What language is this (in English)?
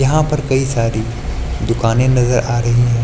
Hindi